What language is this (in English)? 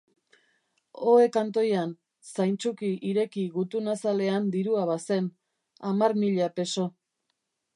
Basque